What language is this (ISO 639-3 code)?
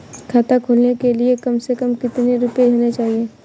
hin